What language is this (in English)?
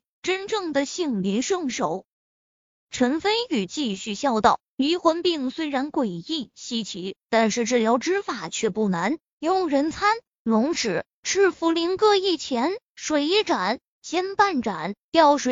Chinese